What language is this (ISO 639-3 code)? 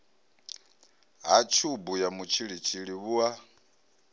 ven